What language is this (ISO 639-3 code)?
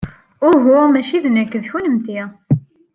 kab